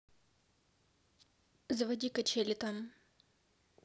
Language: Russian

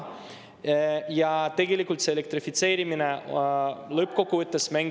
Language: Estonian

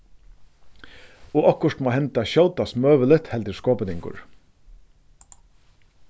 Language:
Faroese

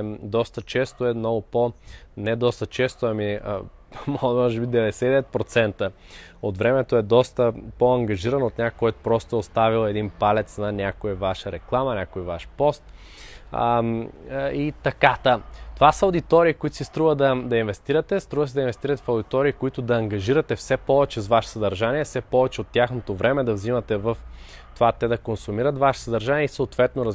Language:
Bulgarian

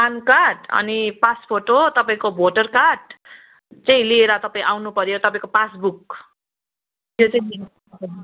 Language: Nepali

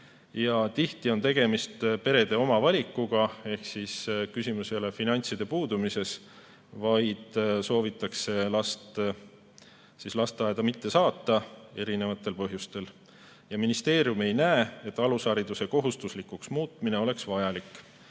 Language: Estonian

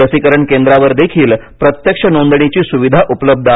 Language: Marathi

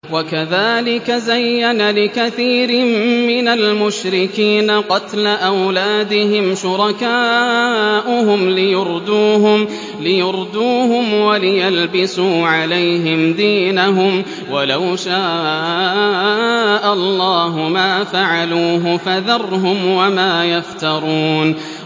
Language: Arabic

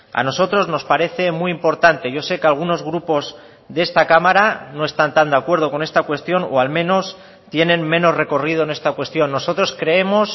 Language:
Spanish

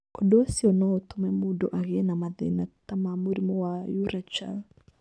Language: Kikuyu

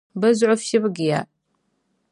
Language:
Dagbani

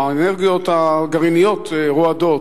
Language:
Hebrew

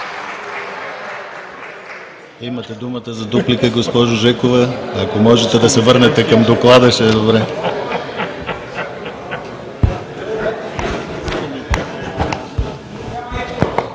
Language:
Bulgarian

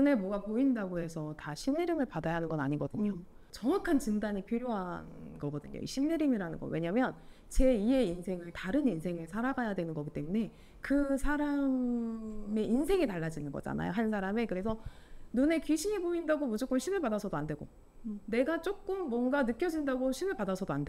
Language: Korean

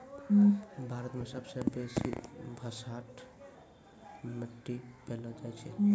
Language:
Maithili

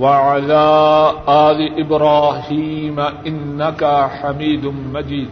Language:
Urdu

